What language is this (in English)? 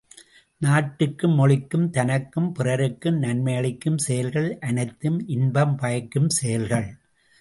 Tamil